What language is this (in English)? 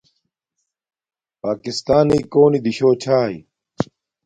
Domaaki